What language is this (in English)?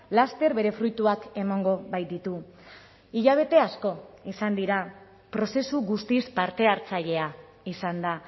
Basque